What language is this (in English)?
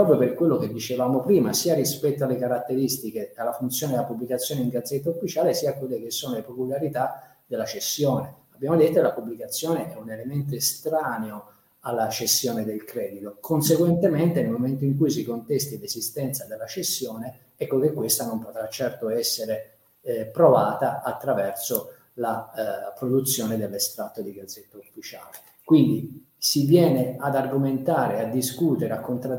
Italian